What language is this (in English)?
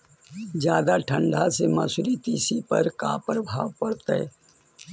Magahi